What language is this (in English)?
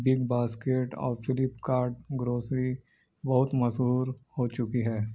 Urdu